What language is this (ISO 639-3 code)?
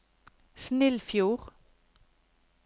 nor